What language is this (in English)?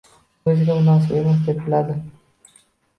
Uzbek